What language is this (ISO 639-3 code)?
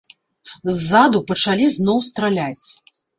bel